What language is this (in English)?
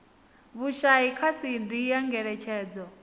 Venda